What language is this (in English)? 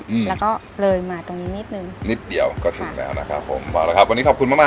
Thai